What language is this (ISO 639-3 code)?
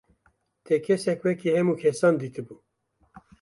kur